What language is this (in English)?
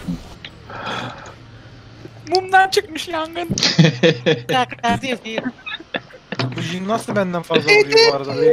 Turkish